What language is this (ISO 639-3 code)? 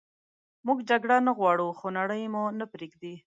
pus